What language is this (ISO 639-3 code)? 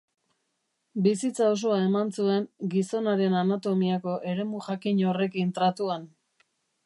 eus